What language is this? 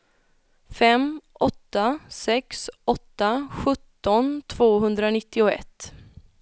Swedish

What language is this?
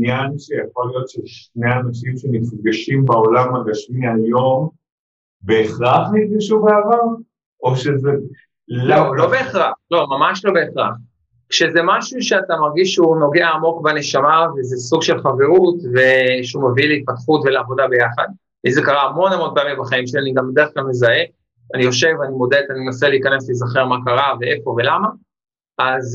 Hebrew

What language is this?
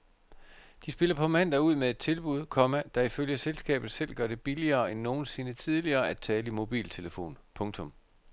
Danish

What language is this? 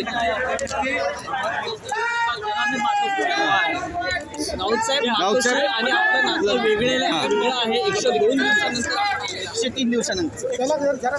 Marathi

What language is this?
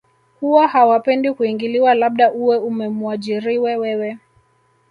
Swahili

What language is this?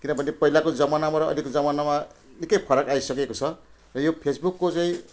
Nepali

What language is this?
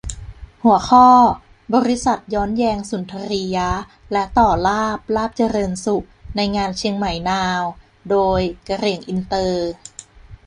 Thai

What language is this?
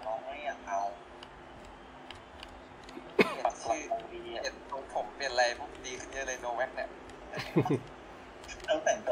Thai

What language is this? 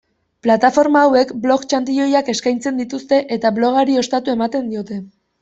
Basque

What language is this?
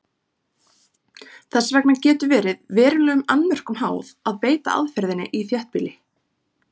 Icelandic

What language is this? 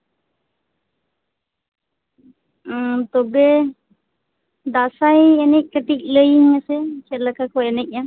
Santali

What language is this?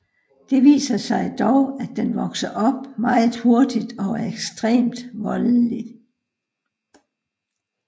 Danish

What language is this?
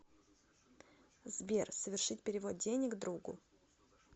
Russian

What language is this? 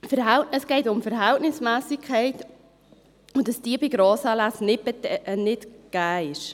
Swiss German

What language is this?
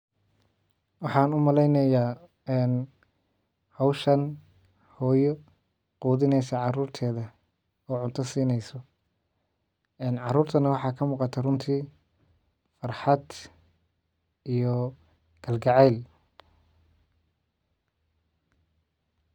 Somali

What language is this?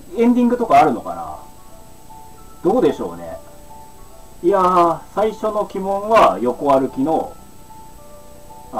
Japanese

